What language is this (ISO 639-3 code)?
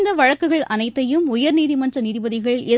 tam